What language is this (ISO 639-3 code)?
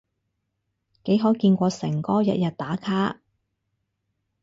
yue